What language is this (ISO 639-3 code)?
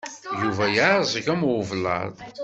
kab